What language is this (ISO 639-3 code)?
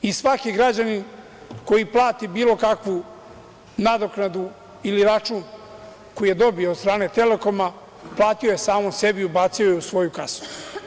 srp